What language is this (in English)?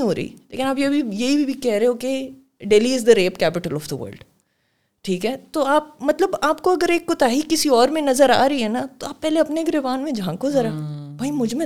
Urdu